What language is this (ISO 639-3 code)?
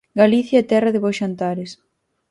glg